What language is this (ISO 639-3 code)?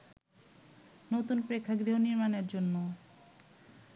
ben